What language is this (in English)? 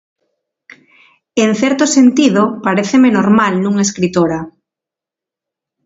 Galician